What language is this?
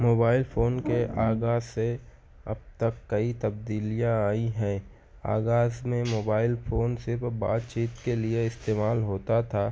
Urdu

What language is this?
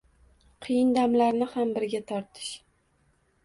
Uzbek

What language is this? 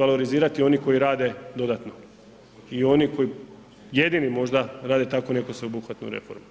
Croatian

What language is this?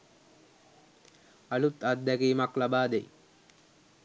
Sinhala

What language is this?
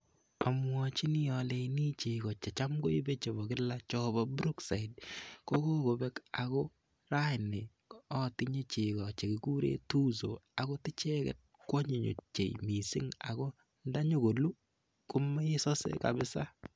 Kalenjin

